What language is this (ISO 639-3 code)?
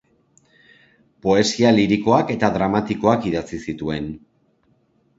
eus